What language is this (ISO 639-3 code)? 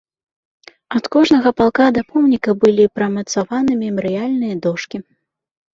bel